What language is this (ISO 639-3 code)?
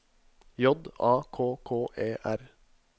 nor